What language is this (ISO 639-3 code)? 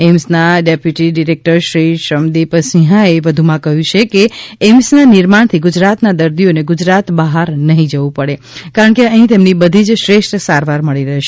guj